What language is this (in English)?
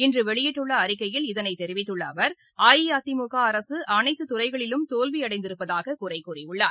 Tamil